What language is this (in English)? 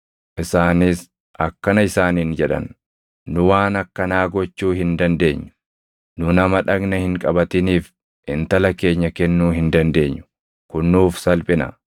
Oromo